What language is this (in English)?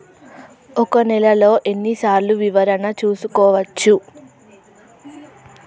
Telugu